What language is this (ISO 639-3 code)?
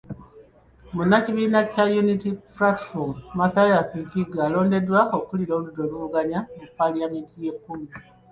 lug